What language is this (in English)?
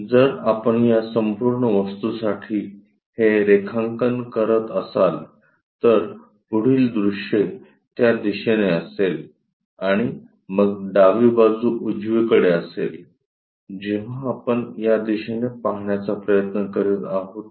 Marathi